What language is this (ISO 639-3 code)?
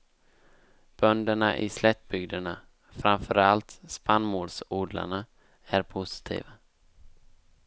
swe